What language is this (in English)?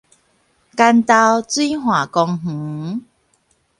Min Nan Chinese